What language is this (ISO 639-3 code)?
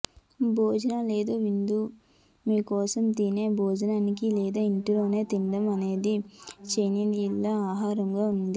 tel